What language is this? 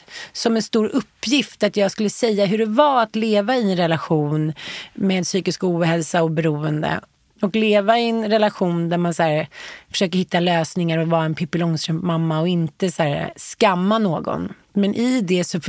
Swedish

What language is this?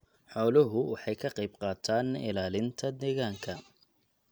Somali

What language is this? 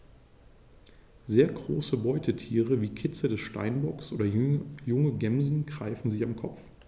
German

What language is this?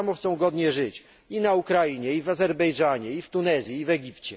Polish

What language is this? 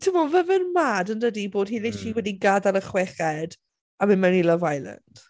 Welsh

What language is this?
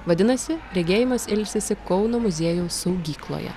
Lithuanian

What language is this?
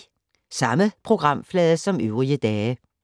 Danish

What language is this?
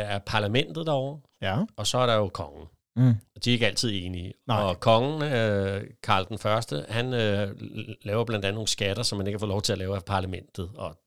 Danish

